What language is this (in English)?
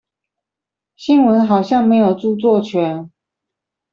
Chinese